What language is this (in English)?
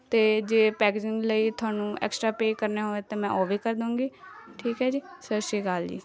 Punjabi